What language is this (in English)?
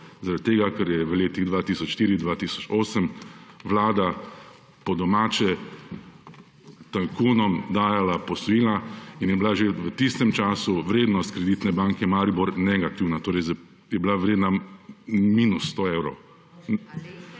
Slovenian